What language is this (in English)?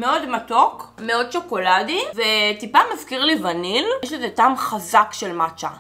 Hebrew